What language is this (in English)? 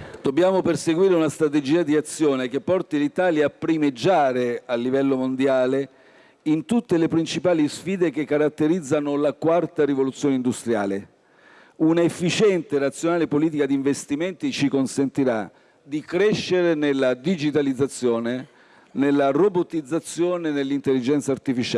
Italian